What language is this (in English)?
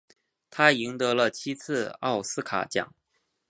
Chinese